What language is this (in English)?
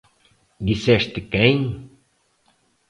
Portuguese